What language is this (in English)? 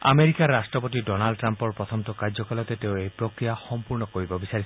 Assamese